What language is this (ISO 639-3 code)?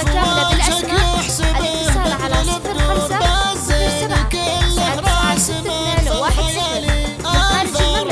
ara